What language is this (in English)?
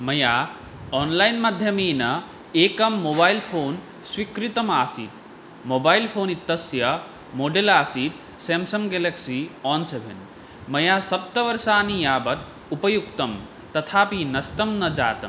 Sanskrit